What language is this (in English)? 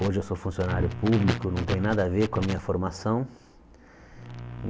Portuguese